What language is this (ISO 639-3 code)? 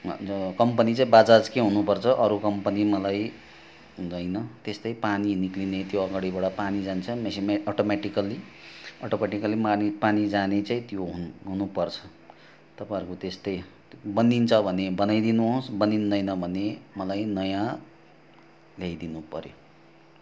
nep